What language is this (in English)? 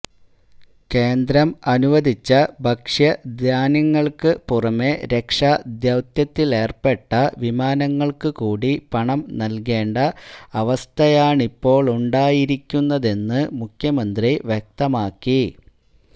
Malayalam